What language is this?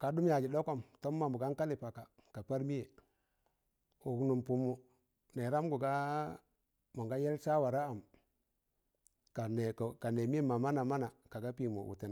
Tangale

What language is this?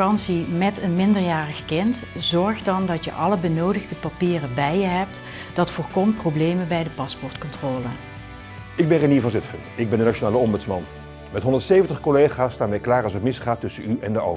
Dutch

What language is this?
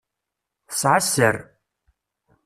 Kabyle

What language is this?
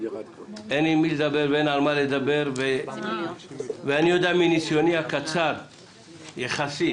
Hebrew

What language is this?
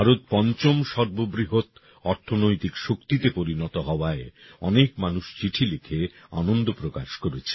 Bangla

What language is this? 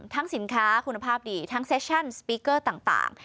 Thai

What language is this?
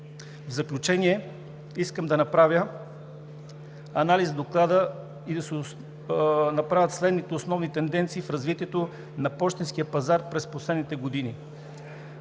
Bulgarian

